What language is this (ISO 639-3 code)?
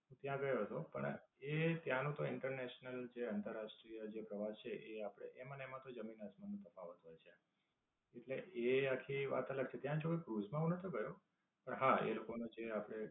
guj